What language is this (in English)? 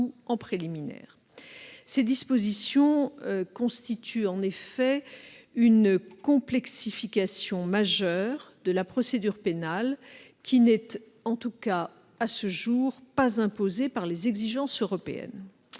French